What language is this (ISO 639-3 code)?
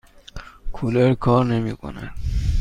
fas